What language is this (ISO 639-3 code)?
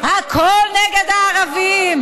heb